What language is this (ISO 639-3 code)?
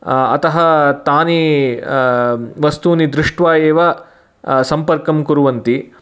san